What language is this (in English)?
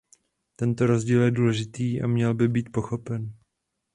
Czech